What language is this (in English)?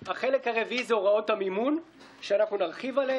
Hebrew